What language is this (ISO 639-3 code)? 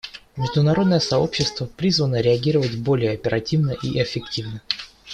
rus